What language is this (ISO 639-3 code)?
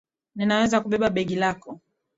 swa